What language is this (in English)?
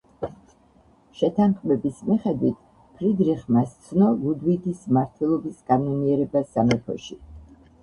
Georgian